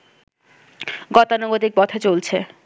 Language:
Bangla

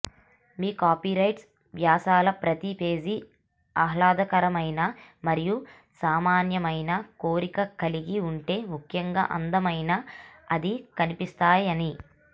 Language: Telugu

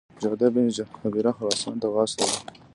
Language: Pashto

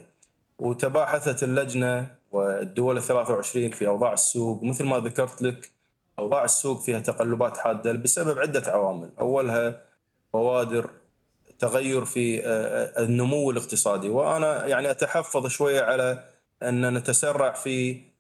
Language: Arabic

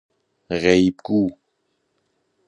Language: Persian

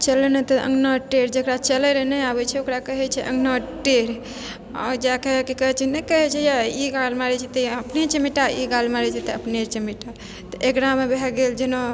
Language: Maithili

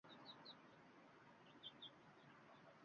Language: Uzbek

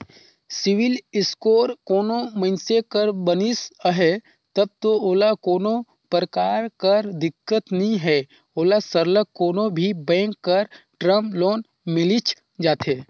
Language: Chhattisgarhi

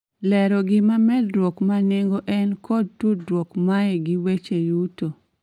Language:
Luo (Kenya and Tanzania)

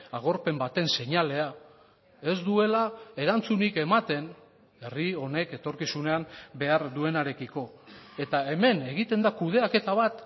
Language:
Basque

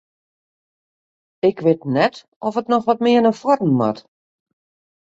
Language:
Western Frisian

